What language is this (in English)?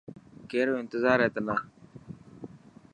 Dhatki